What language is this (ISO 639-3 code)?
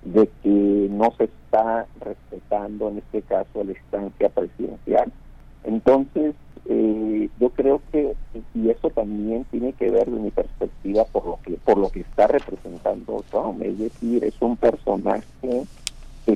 spa